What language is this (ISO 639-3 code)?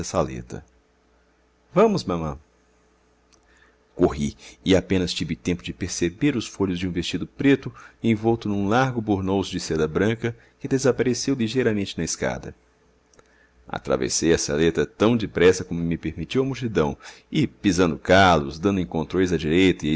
por